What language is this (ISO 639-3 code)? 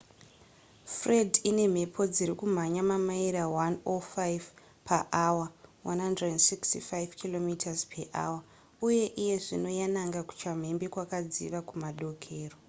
sna